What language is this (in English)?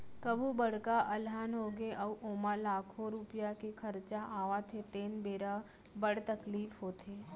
Chhattisgarhi